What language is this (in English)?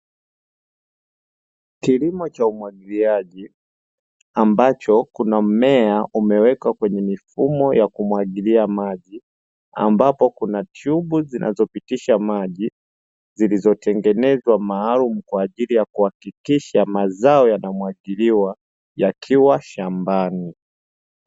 Swahili